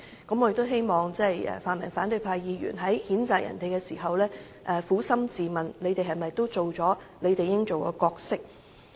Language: Cantonese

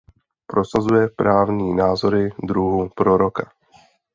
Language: Czech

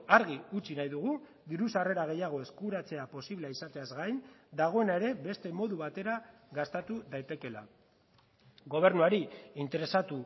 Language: Basque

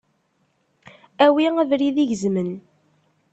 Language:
Kabyle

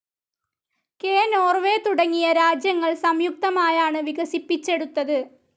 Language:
Malayalam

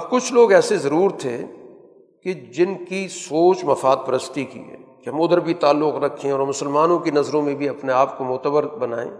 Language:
Urdu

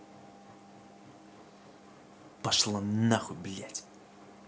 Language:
Russian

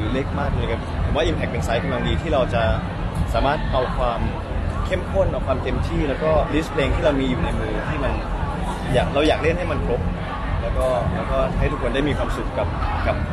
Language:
Thai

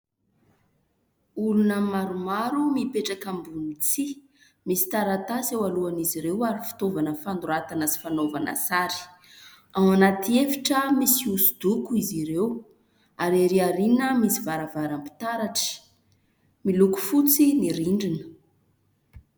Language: Malagasy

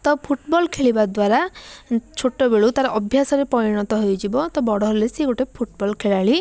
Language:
Odia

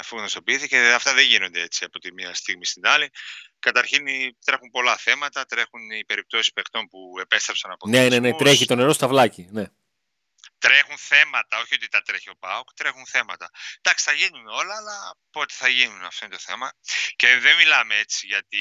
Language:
Greek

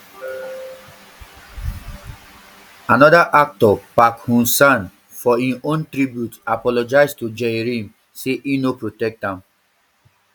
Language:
Nigerian Pidgin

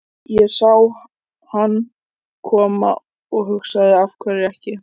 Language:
Icelandic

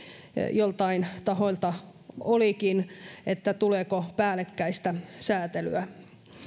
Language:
Finnish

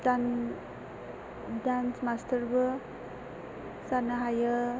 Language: Bodo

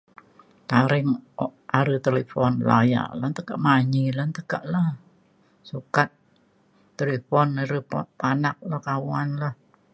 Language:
Mainstream Kenyah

